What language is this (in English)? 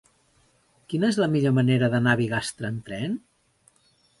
Catalan